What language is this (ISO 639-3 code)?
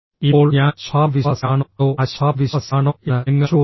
mal